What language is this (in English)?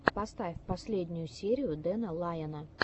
Russian